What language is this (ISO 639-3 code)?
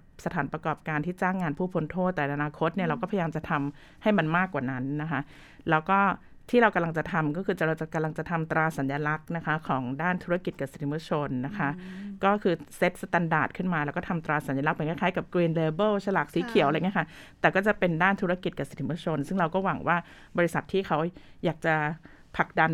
tha